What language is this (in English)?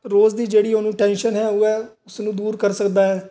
Punjabi